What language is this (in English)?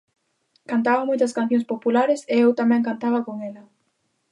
Galician